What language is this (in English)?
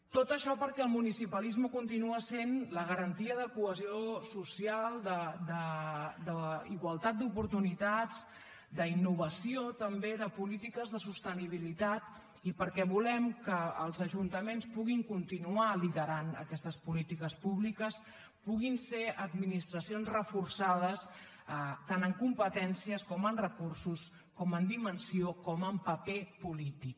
Catalan